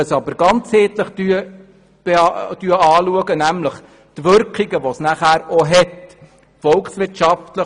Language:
Swiss German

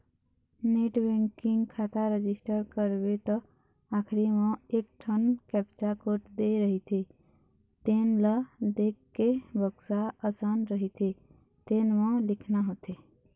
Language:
Chhattisgarhi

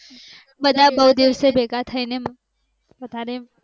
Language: Gujarati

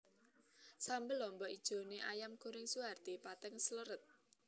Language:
Javanese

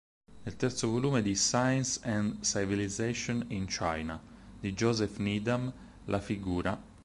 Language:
Italian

